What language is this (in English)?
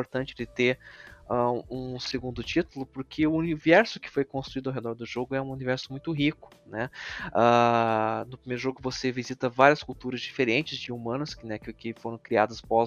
Portuguese